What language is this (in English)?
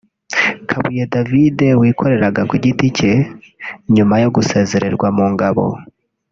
Kinyarwanda